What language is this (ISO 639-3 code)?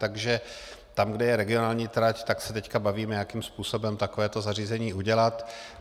ces